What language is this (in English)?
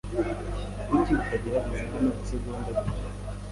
Kinyarwanda